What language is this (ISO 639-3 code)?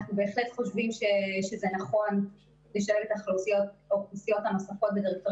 heb